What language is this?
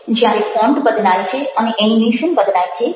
Gujarati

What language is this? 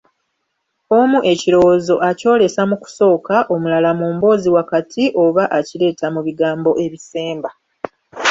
Ganda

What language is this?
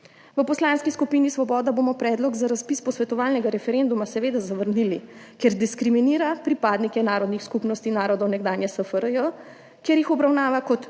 Slovenian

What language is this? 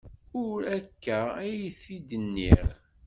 Kabyle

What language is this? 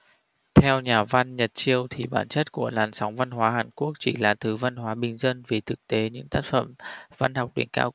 Vietnamese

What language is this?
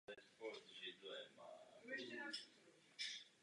Czech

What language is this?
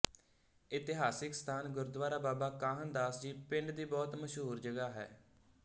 Punjabi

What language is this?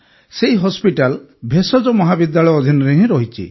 Odia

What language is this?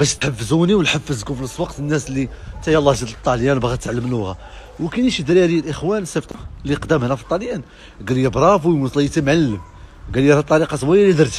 Arabic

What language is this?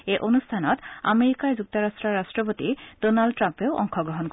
Assamese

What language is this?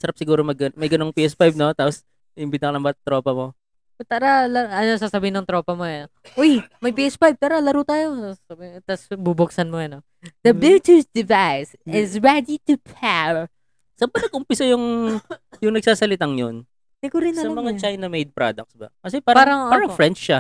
Filipino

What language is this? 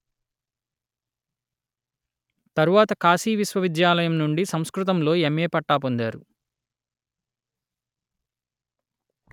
Telugu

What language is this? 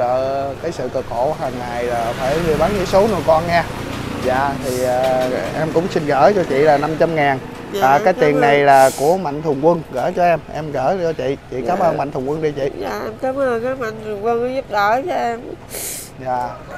Vietnamese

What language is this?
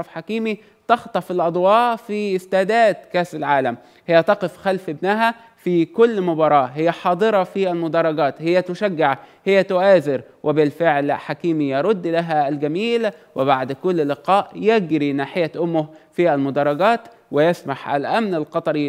Arabic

